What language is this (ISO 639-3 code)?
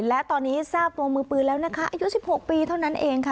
tha